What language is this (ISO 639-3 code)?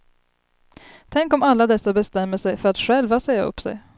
swe